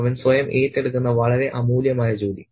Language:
Malayalam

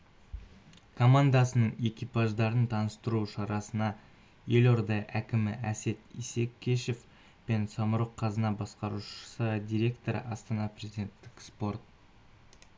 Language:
Kazakh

